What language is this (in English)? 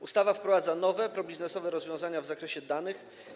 Polish